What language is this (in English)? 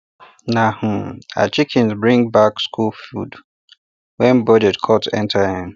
Nigerian Pidgin